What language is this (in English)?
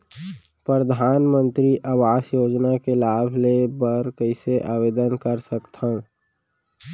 Chhattisgarhi